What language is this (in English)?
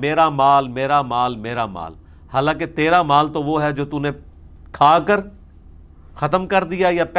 Urdu